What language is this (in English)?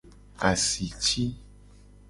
Gen